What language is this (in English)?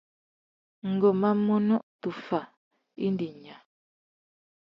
Tuki